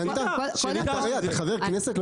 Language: Hebrew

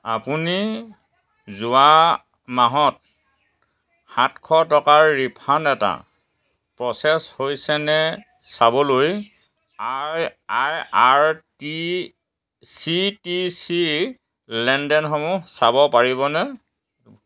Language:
Assamese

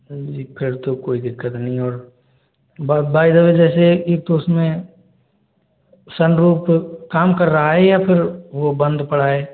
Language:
Hindi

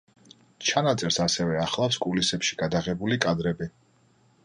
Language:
Georgian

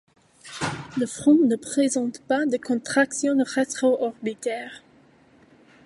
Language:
French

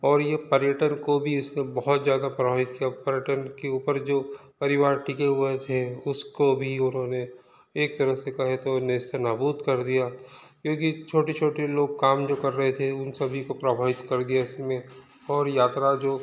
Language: Hindi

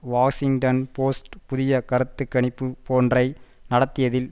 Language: Tamil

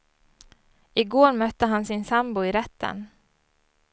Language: Swedish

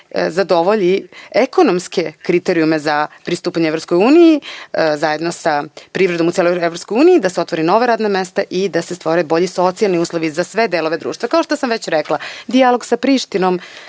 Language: Serbian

